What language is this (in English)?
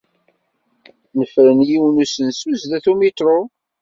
Kabyle